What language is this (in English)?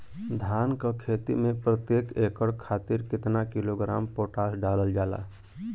Bhojpuri